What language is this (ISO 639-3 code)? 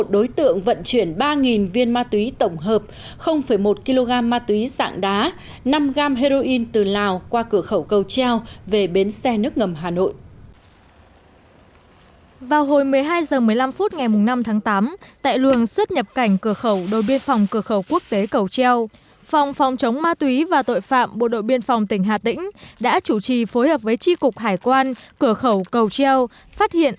vie